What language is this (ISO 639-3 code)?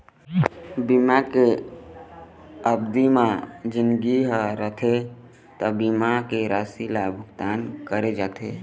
hne